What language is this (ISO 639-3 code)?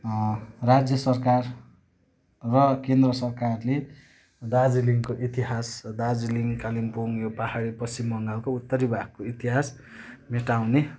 nep